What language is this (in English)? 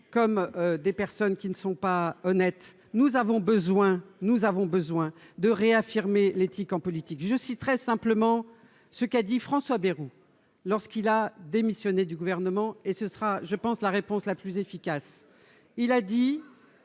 French